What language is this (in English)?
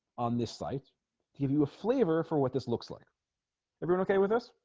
English